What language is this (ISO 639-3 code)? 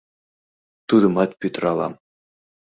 chm